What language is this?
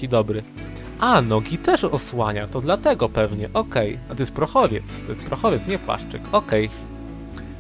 Polish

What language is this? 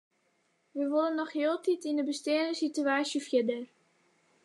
Western Frisian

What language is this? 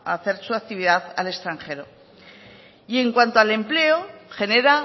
Spanish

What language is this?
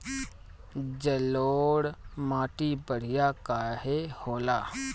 Bhojpuri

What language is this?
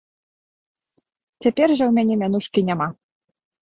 Belarusian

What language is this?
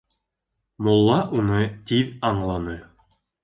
Bashkir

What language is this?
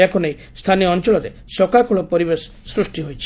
Odia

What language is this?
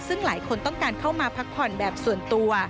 Thai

